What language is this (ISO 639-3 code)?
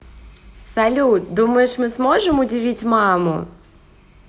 rus